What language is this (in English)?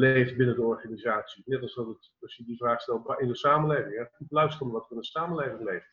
Dutch